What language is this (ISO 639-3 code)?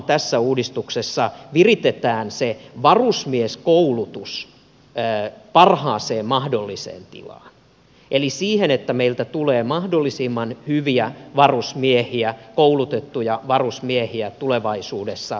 fin